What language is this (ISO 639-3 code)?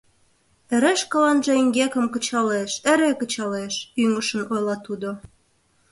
chm